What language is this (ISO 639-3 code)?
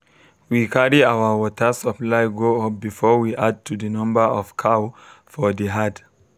pcm